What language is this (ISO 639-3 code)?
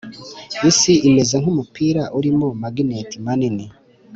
kin